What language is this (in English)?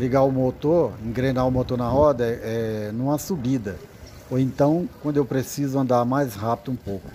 Portuguese